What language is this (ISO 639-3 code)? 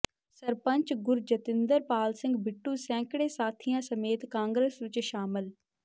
pan